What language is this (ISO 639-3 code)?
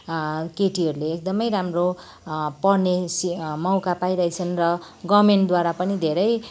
nep